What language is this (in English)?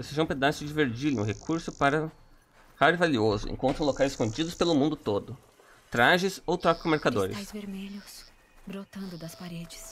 Portuguese